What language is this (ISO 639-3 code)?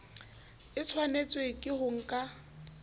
sot